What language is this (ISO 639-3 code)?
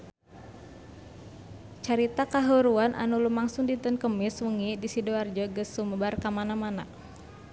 sun